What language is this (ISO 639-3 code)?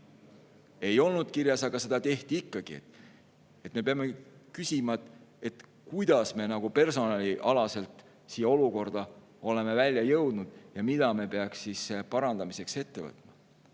est